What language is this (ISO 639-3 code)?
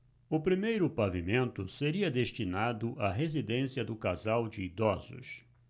por